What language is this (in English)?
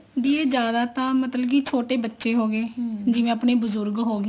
Punjabi